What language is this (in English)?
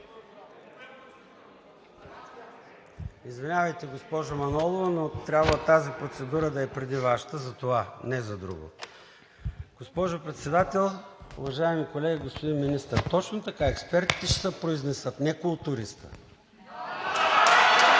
Bulgarian